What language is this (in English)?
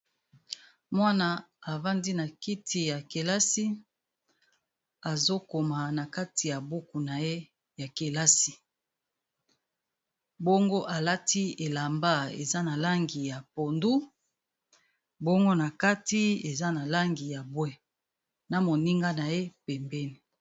Lingala